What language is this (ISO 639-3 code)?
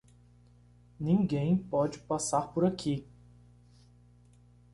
por